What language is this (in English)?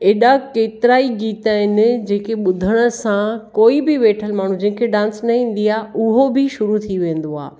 Sindhi